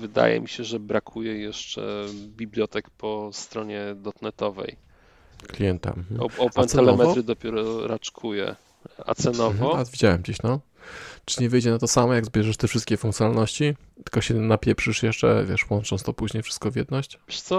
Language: Polish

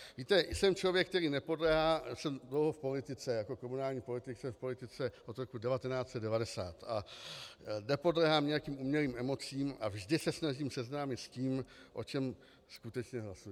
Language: Czech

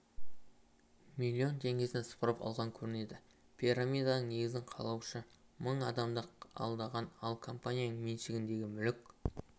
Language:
Kazakh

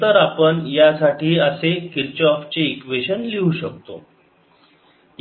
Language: Marathi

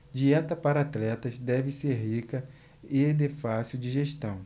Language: Portuguese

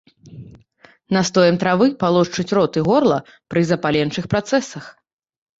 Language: Belarusian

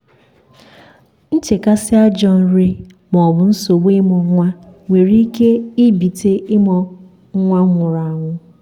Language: Igbo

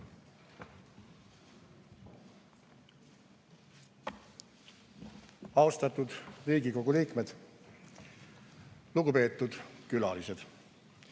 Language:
Estonian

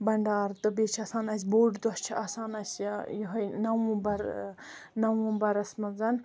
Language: Kashmiri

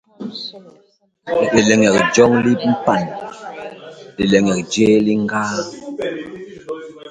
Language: Basaa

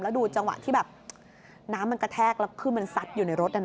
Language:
Thai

